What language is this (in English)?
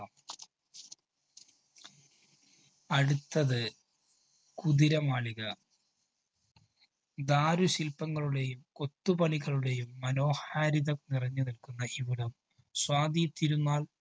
Malayalam